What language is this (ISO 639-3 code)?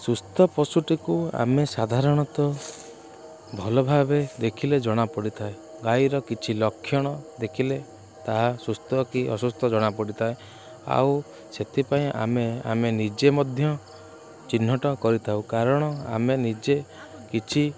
ori